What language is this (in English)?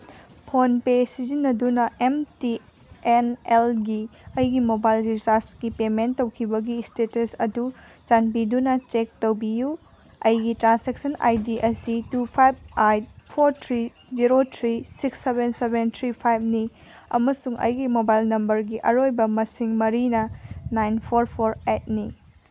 Manipuri